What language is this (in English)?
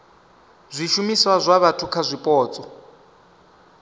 Venda